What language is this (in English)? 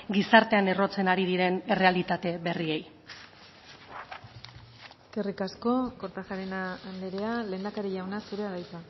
Basque